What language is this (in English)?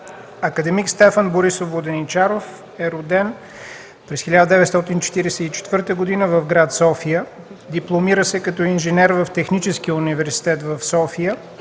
Bulgarian